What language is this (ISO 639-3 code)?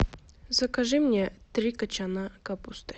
rus